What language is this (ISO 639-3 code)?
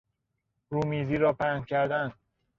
fas